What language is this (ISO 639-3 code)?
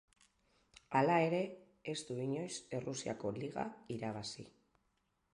eus